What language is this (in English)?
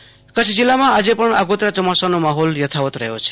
Gujarati